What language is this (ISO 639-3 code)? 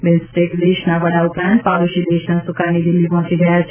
guj